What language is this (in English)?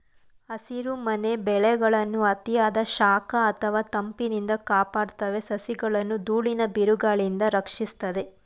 Kannada